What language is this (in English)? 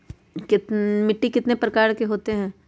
Magahi